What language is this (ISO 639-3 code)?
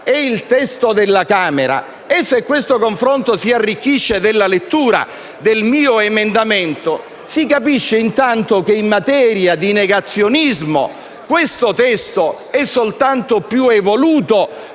ita